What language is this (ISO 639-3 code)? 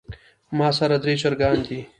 pus